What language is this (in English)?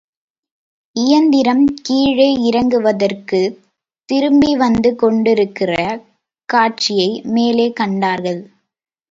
Tamil